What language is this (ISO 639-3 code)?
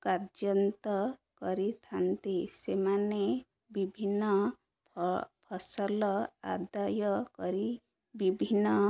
ori